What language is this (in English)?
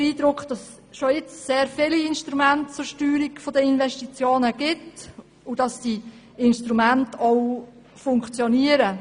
Swiss German